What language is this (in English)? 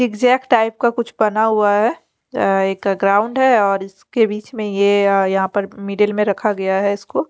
Hindi